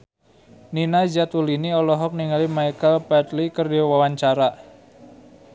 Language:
Sundanese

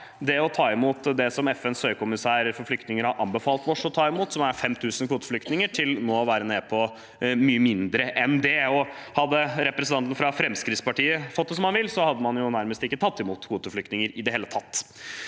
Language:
Norwegian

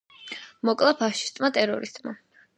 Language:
Georgian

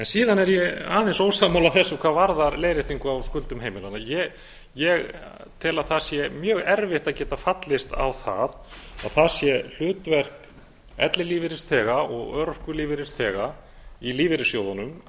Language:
Icelandic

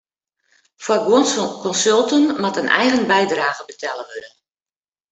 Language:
Western Frisian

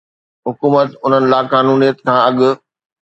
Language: Sindhi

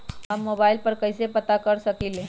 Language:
Magahi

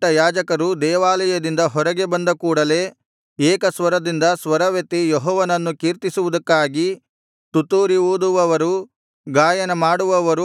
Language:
Kannada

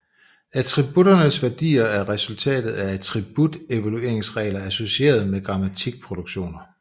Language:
Danish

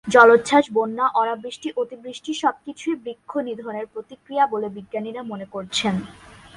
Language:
Bangla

